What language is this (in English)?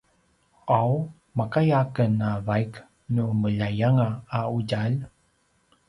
Paiwan